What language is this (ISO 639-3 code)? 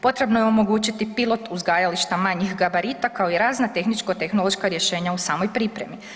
hrv